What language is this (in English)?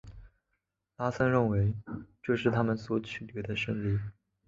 Chinese